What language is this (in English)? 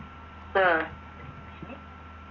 Malayalam